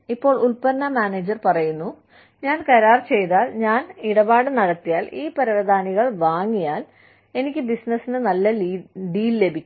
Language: Malayalam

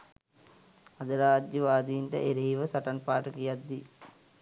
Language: Sinhala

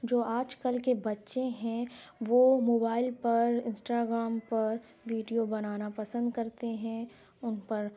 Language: Urdu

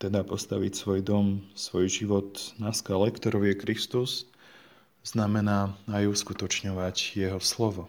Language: Slovak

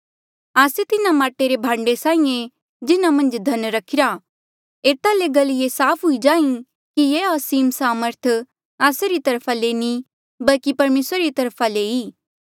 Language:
Mandeali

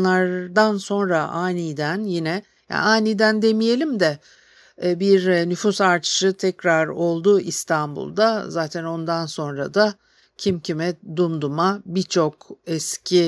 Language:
Turkish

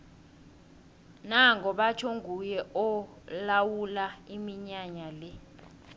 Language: South Ndebele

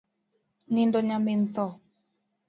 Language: Luo (Kenya and Tanzania)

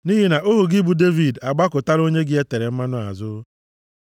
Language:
Igbo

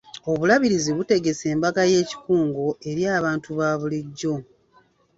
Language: Ganda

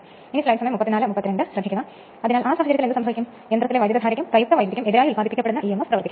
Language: Malayalam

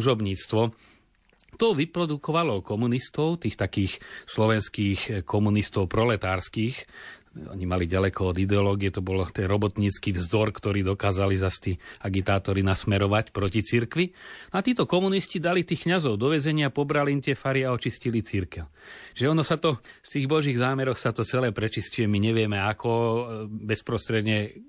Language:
Slovak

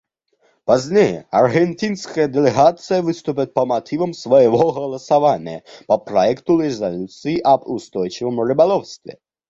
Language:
Russian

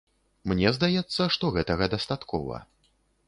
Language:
Belarusian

